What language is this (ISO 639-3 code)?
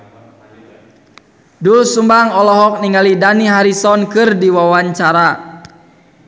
sun